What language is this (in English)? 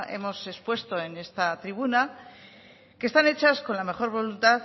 Spanish